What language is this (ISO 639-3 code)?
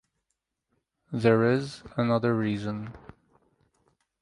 eng